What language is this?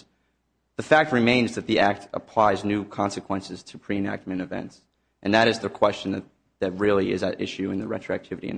English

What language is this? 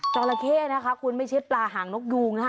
Thai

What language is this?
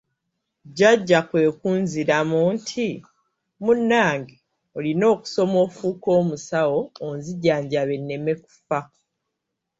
Ganda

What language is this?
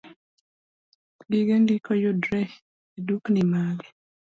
Luo (Kenya and Tanzania)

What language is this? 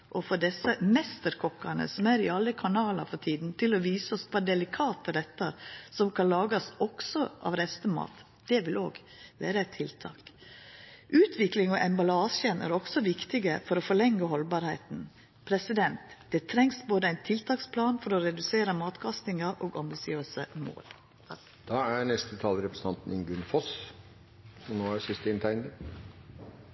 Norwegian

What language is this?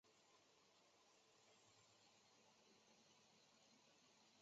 Chinese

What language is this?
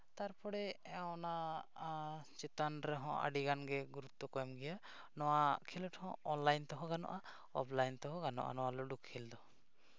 Santali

